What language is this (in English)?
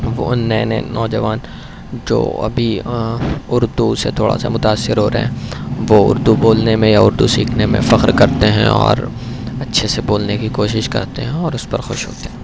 Urdu